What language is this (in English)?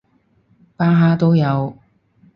Cantonese